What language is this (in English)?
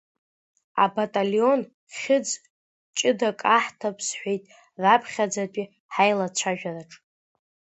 Abkhazian